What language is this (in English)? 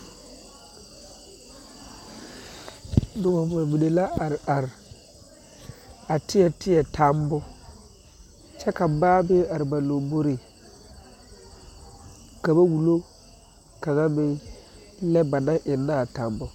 Southern Dagaare